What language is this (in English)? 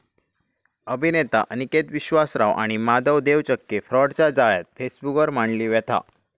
Marathi